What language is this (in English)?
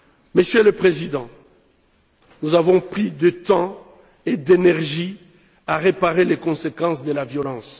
French